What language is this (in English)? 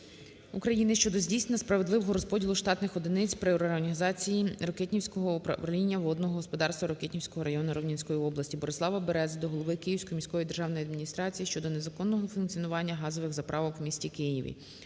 Ukrainian